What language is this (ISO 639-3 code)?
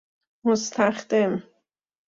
fas